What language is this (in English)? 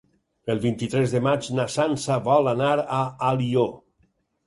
Catalan